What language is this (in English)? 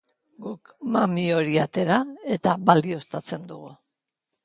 Basque